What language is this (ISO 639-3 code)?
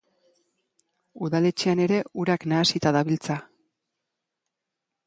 eus